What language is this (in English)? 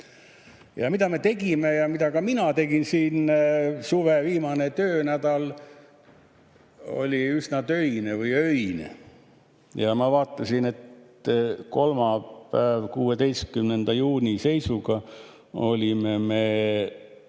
Estonian